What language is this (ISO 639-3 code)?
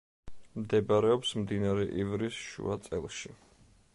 kat